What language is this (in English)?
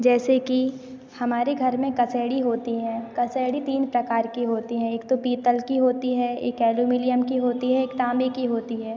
Hindi